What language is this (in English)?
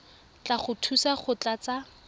Tswana